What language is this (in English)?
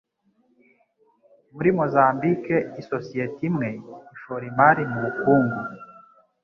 Kinyarwanda